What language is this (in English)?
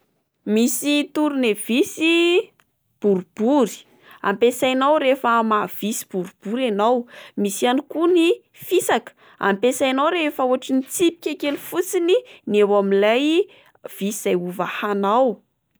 Malagasy